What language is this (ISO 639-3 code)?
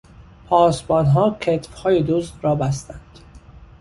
fas